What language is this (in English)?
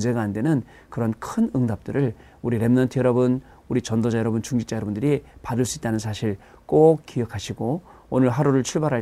Korean